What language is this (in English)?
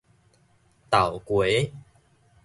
Min Nan Chinese